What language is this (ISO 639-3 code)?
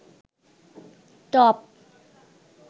ben